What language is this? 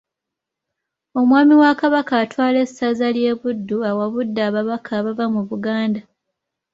Ganda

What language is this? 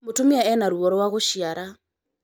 Kikuyu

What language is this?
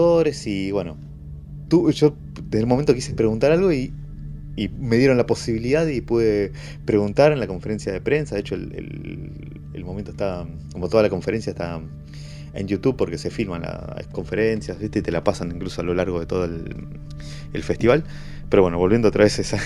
Spanish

